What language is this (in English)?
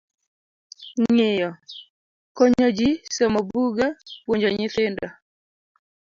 Luo (Kenya and Tanzania)